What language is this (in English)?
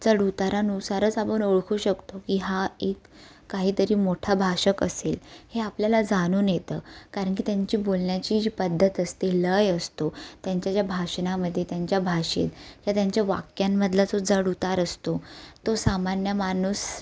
Marathi